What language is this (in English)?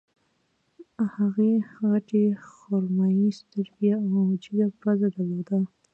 Pashto